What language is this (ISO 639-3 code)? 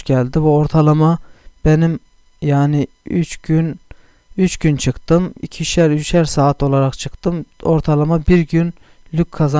tur